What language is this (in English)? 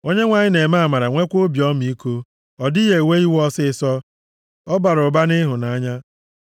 Igbo